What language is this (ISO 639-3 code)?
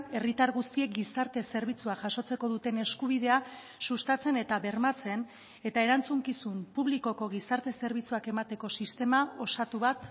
eus